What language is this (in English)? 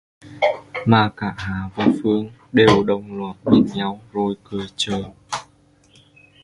Vietnamese